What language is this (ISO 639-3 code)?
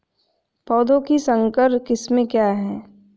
hin